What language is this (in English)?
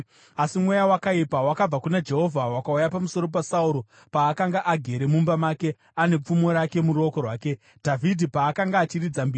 Shona